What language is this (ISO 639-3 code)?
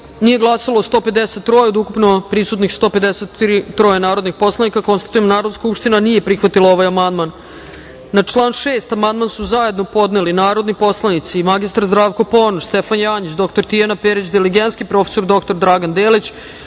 srp